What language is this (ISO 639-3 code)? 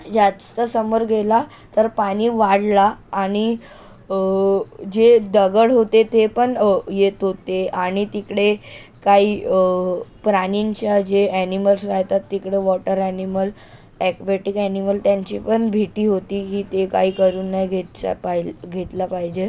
mar